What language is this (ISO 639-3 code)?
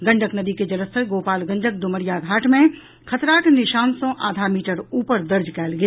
mai